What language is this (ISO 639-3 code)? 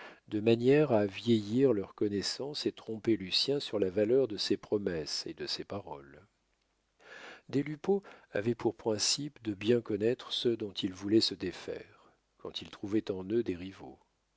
fra